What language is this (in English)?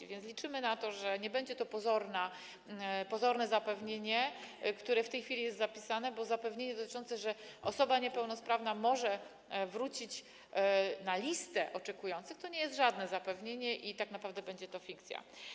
Polish